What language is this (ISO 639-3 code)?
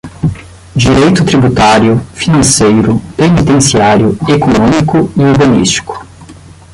por